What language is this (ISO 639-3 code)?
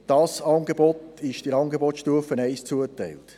gsw